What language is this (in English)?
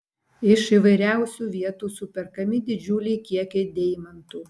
Lithuanian